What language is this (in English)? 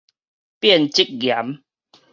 Min Nan Chinese